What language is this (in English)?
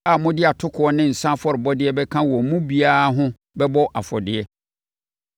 Akan